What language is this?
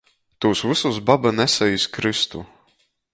Latgalian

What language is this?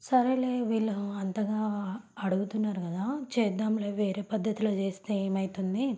Telugu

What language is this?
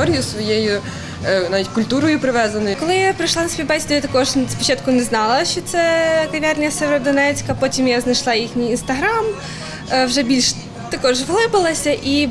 Ukrainian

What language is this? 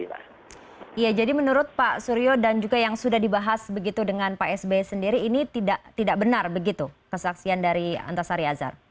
Indonesian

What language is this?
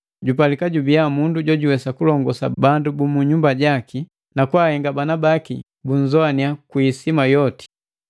Matengo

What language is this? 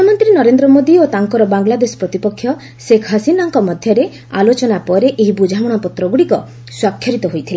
Odia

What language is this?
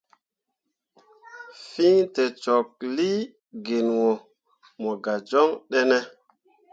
Mundang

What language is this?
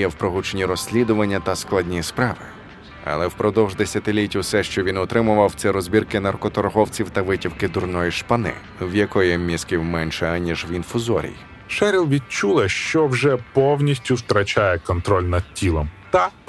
Ukrainian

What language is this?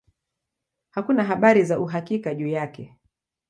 Swahili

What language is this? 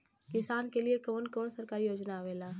Bhojpuri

